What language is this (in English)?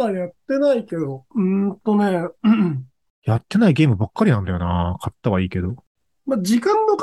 Japanese